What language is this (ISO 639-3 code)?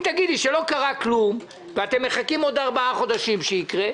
heb